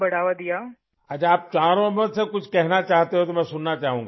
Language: Urdu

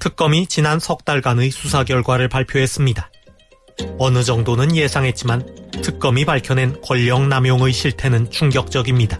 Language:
Korean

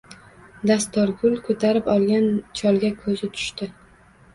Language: Uzbek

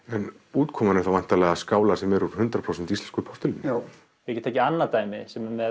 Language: Icelandic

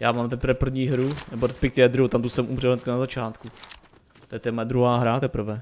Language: Czech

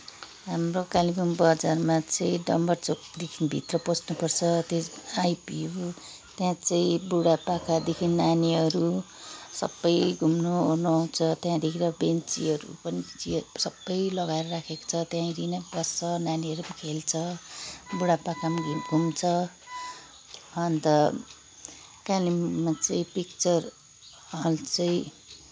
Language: Nepali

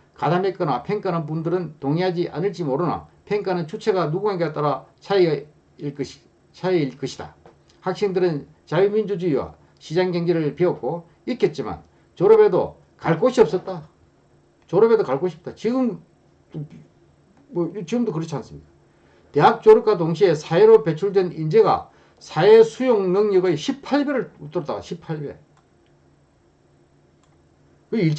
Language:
Korean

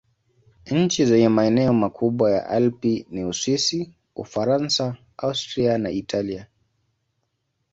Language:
Swahili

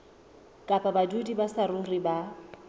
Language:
Southern Sotho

